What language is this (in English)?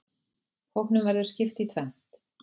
Icelandic